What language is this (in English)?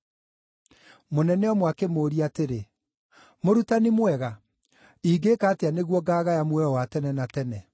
Kikuyu